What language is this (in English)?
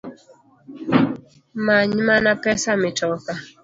Luo (Kenya and Tanzania)